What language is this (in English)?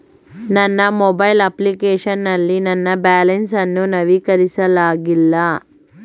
Kannada